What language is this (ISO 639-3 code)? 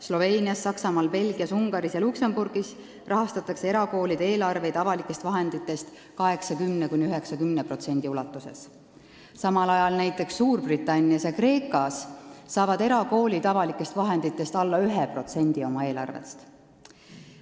est